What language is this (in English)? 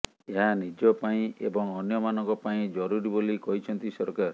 Odia